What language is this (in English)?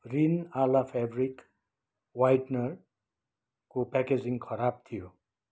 Nepali